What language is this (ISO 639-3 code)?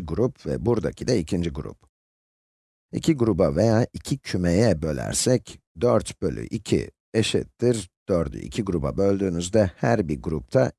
tur